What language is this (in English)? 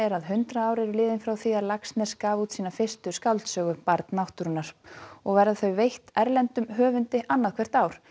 Icelandic